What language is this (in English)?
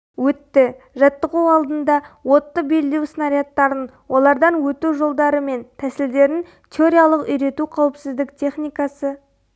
Kazakh